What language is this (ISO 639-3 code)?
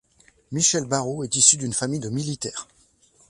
fra